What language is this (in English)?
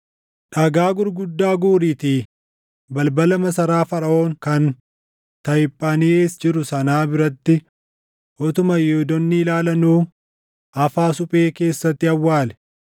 Oromo